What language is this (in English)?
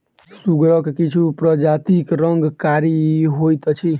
Maithili